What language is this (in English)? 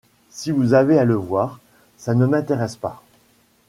French